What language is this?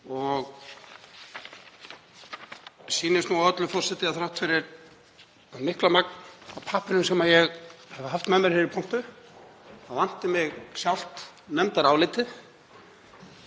Icelandic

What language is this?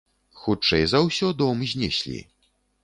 Belarusian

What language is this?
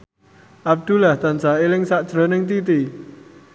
Javanese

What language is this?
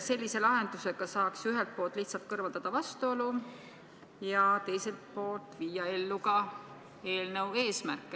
Estonian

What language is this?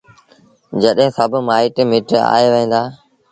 Sindhi Bhil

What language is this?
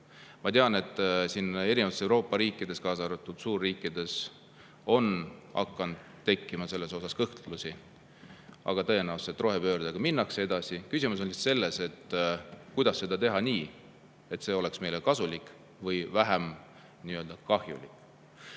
Estonian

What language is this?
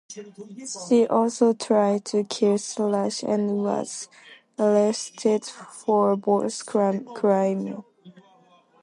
English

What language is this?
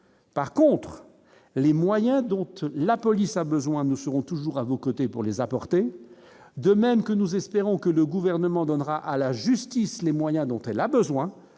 French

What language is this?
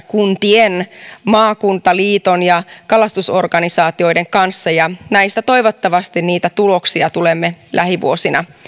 Finnish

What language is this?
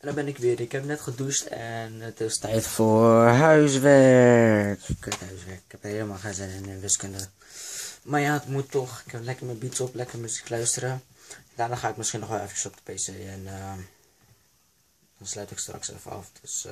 Dutch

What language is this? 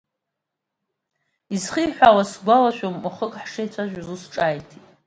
Abkhazian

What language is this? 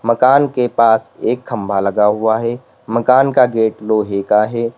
Hindi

